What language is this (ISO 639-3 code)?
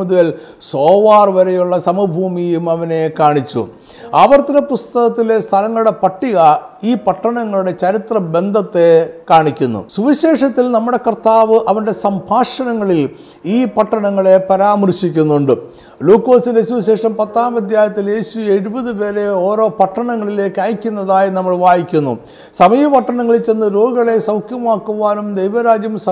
mal